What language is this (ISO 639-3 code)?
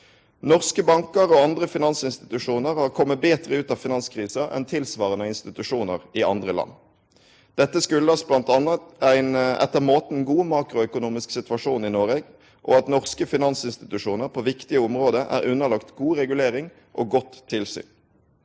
nor